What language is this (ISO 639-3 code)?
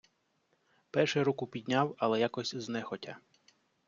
ukr